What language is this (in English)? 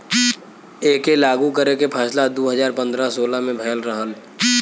Bhojpuri